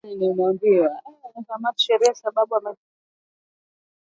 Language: Swahili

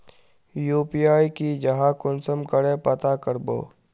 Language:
Magahi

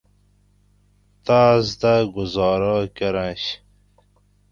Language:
Gawri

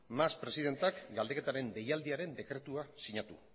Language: Basque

